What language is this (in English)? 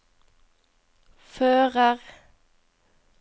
Norwegian